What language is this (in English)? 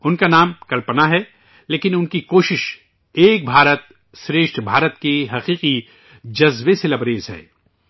Urdu